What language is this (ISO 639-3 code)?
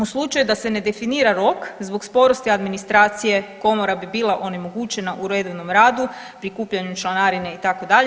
hrv